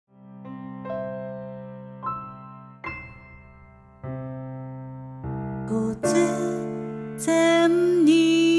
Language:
Japanese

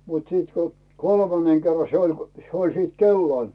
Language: Finnish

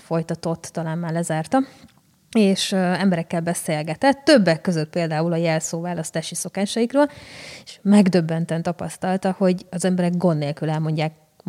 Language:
Hungarian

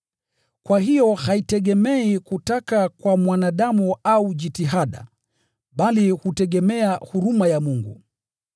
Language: Swahili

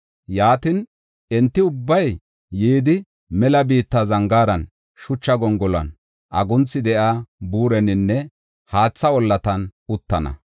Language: Gofa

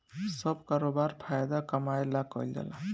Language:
Bhojpuri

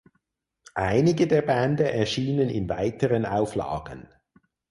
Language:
German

